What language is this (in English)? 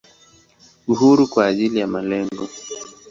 Swahili